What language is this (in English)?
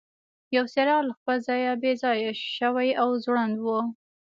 Pashto